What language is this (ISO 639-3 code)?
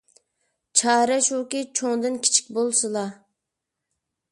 uig